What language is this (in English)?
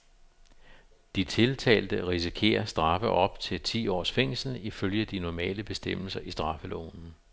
Danish